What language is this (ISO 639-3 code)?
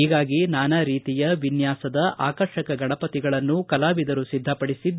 kan